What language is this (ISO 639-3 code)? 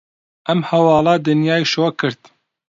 ckb